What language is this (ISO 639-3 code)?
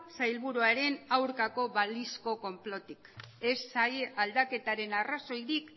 eus